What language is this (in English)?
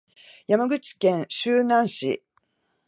Japanese